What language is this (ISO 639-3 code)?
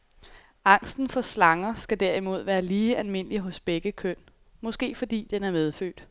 dan